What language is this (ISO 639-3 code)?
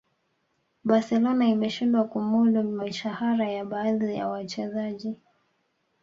swa